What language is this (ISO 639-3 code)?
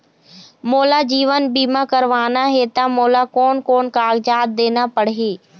hne